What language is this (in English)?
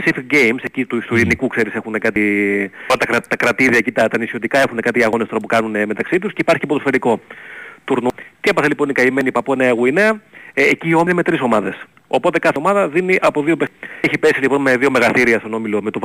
Greek